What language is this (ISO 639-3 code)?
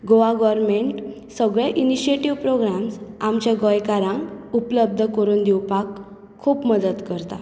kok